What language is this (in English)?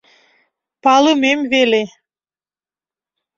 Mari